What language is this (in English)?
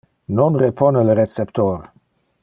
Interlingua